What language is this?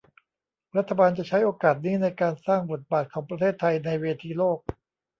Thai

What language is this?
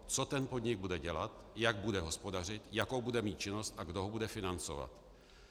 Czech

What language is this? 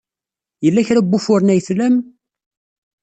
Kabyle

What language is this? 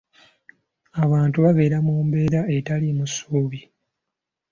Ganda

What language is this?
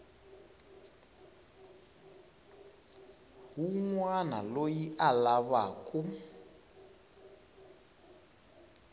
Tsonga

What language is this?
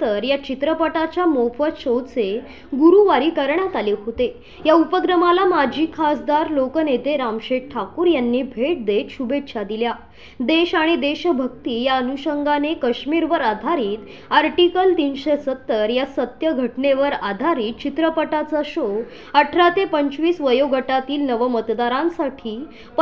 Marathi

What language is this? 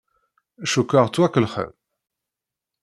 Kabyle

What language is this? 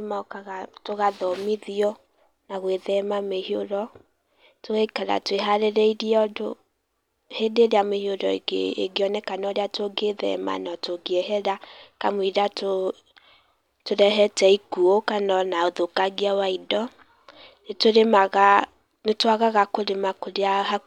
Kikuyu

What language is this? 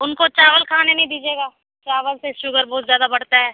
Urdu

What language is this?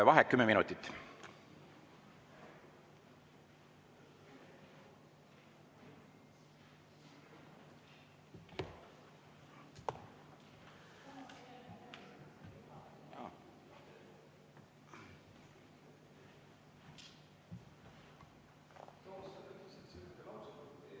Estonian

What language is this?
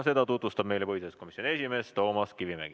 Estonian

